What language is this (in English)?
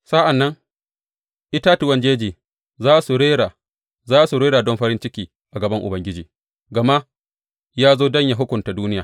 Hausa